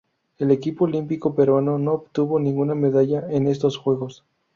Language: Spanish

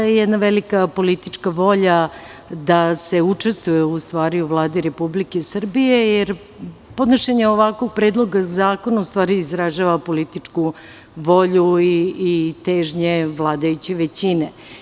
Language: Serbian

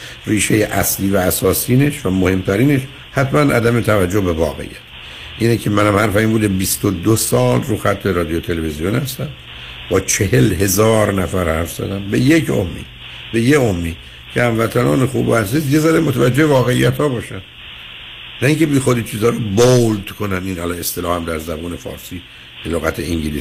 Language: Persian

